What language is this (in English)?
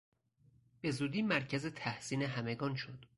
Persian